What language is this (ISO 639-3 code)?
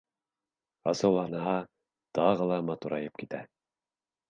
bak